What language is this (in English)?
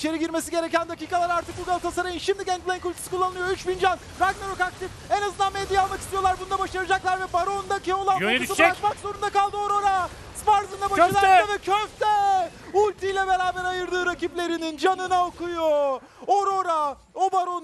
Turkish